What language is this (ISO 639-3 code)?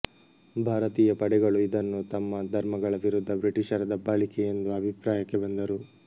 kan